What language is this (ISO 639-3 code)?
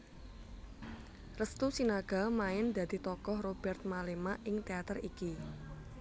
jav